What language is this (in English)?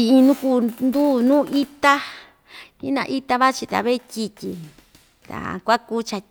Ixtayutla Mixtec